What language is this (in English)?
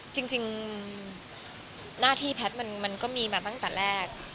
Thai